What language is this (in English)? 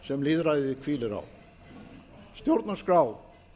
Icelandic